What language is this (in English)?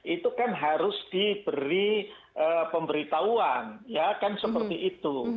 Indonesian